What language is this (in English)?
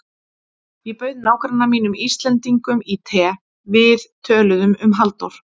Icelandic